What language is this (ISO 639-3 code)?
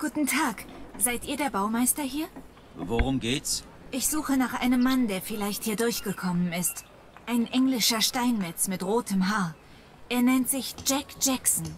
deu